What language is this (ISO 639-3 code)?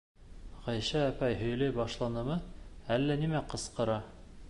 bak